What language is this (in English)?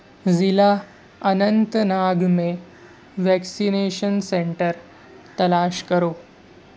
Urdu